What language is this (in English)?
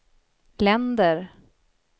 Swedish